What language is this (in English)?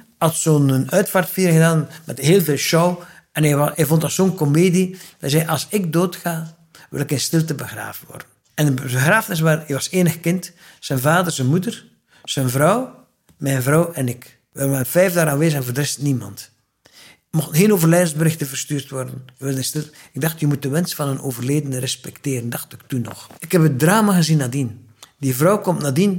Dutch